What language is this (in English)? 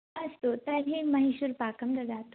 Sanskrit